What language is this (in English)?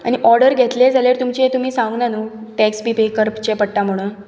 Konkani